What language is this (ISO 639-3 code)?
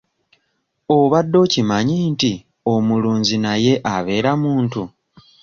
lug